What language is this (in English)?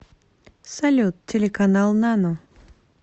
Russian